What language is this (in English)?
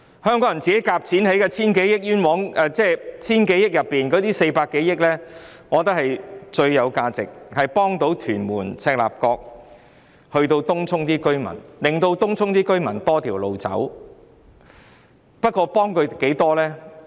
Cantonese